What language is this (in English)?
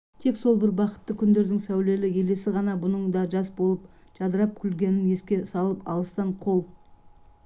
Kazakh